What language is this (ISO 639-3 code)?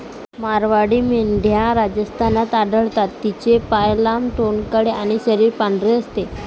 mar